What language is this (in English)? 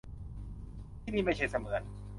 Thai